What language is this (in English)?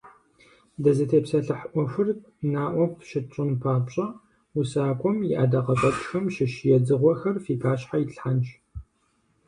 Kabardian